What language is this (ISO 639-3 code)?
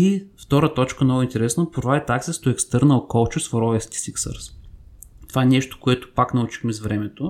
bul